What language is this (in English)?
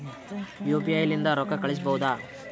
Kannada